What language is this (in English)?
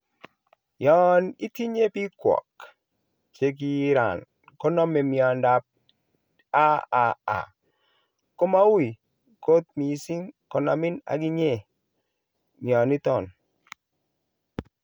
Kalenjin